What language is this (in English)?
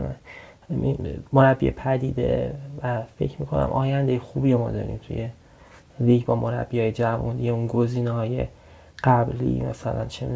Persian